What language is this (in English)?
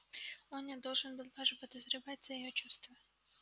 Russian